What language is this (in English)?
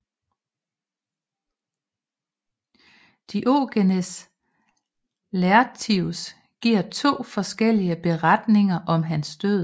Danish